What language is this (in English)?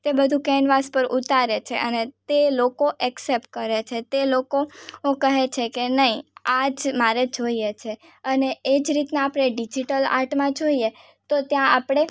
Gujarati